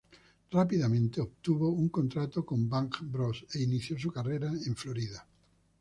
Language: Spanish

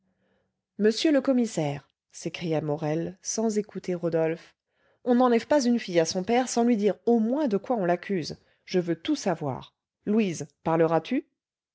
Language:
French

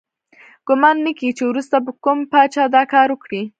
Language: Pashto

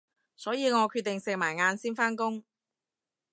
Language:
Cantonese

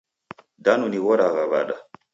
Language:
Taita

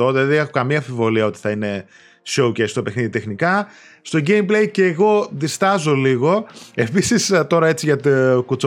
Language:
Greek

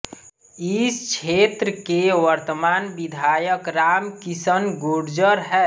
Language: Hindi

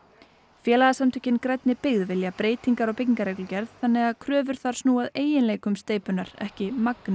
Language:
Icelandic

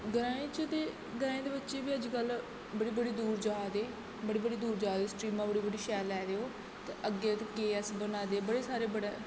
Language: Dogri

